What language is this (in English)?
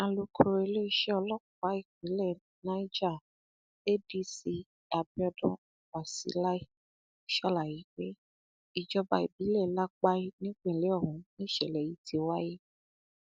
Yoruba